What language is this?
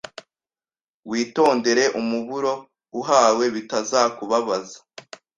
Kinyarwanda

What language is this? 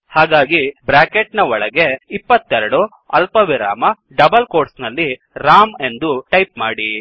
Kannada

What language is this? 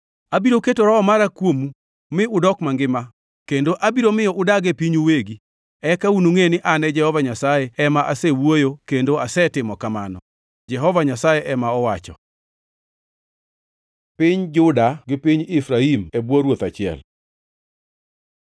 Luo (Kenya and Tanzania)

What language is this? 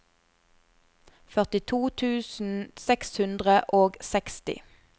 Norwegian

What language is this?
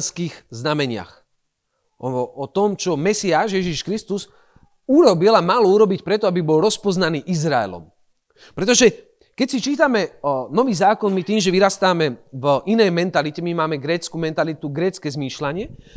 Slovak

